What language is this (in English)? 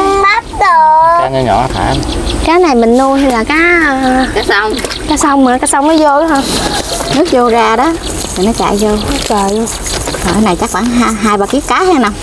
Vietnamese